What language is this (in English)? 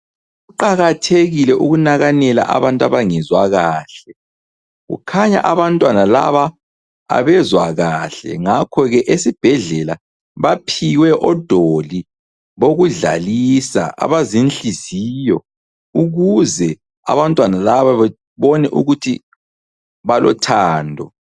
North Ndebele